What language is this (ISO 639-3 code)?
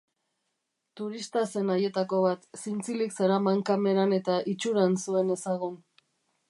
eus